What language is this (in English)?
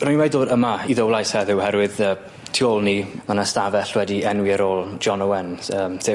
Welsh